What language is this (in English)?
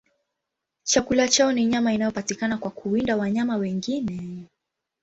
Swahili